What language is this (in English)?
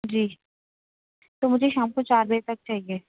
Urdu